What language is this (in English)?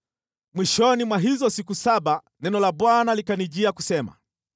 Swahili